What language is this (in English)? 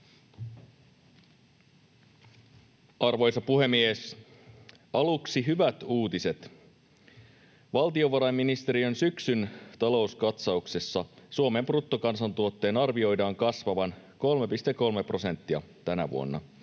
Finnish